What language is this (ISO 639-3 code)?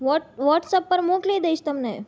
guj